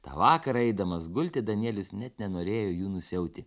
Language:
Lithuanian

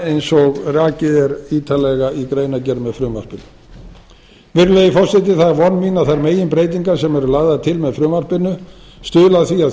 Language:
Icelandic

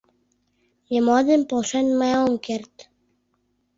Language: Mari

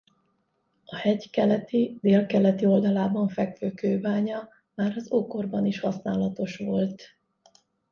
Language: Hungarian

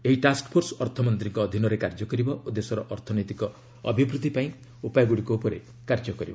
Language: Odia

